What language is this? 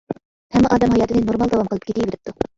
Uyghur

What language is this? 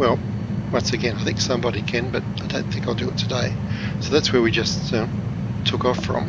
English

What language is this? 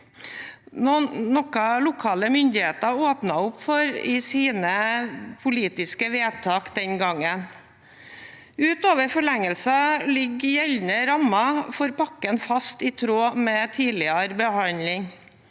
Norwegian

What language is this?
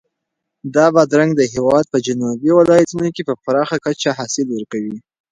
Pashto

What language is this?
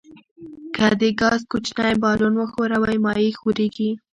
Pashto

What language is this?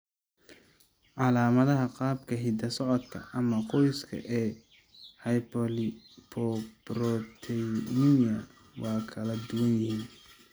Somali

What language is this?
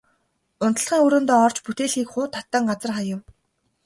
Mongolian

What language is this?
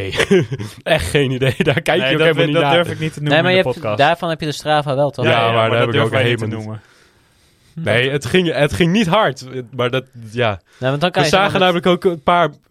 Dutch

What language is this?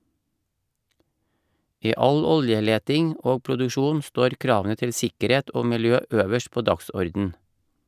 Norwegian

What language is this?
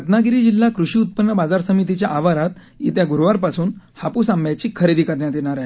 Marathi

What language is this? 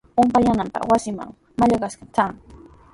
Sihuas Ancash Quechua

